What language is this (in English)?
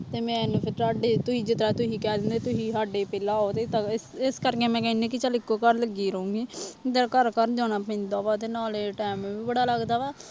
Punjabi